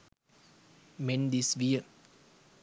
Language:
Sinhala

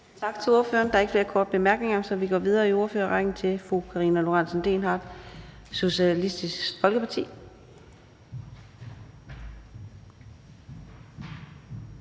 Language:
Danish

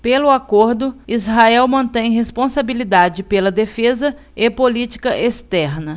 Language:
Portuguese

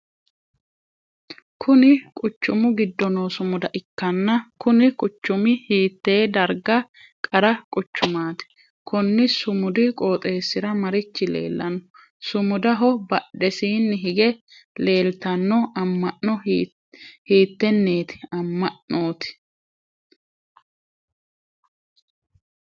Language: Sidamo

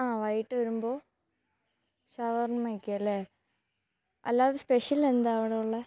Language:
Malayalam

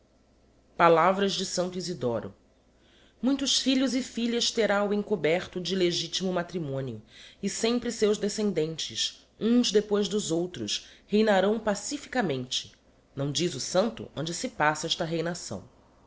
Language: Portuguese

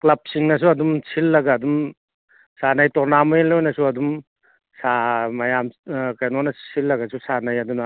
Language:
Manipuri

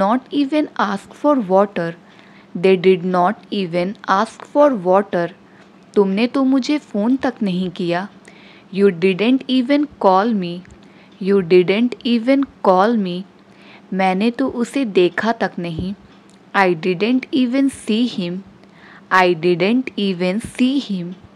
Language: Hindi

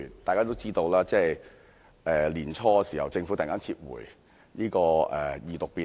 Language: Cantonese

